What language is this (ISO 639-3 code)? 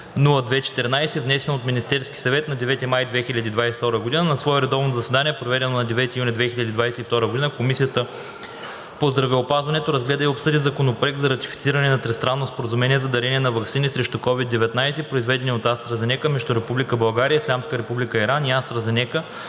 bul